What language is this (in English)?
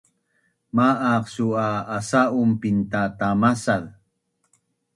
Bunun